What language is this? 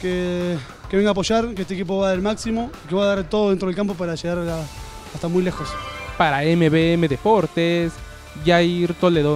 Spanish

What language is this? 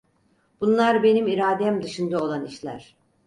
Turkish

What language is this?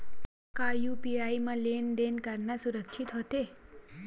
Chhattisgarhi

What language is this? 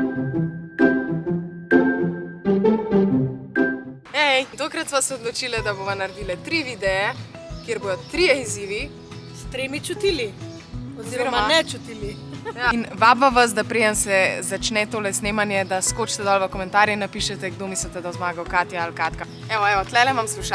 Slovenian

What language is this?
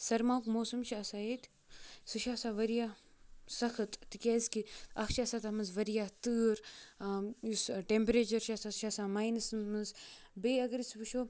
Kashmiri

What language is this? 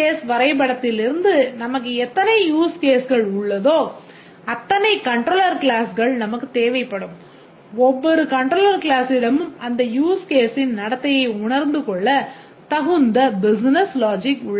Tamil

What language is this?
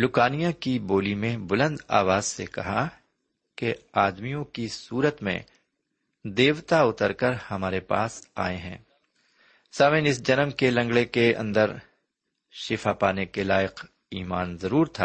Urdu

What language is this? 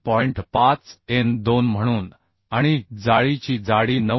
Marathi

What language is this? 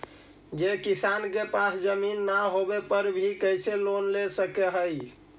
Magahi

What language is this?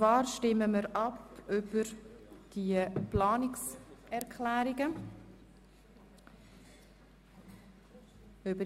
Swiss German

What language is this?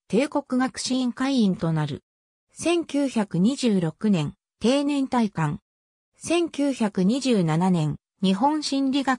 Japanese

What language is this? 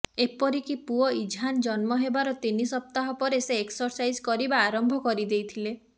Odia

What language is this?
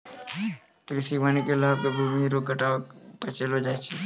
Maithili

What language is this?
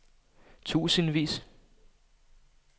Danish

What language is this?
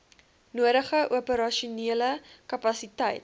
Afrikaans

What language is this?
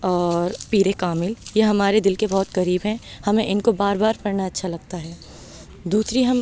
Urdu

